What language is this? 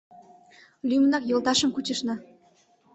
Mari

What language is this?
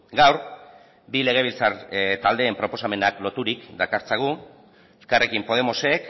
Basque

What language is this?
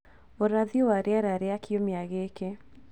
Kikuyu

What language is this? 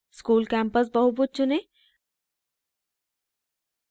Hindi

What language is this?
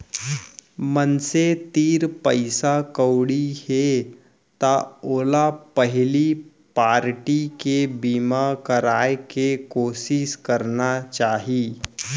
Chhattisgarhi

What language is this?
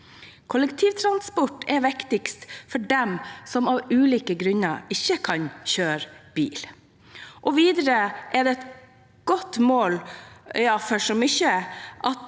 Norwegian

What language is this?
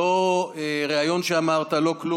Hebrew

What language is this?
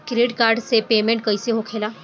Bhojpuri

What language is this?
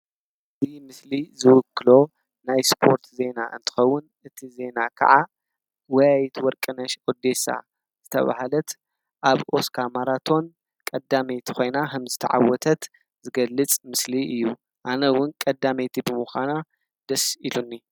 Tigrinya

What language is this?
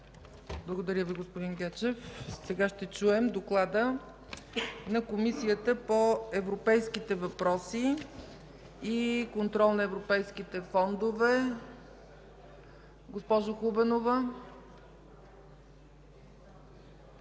Bulgarian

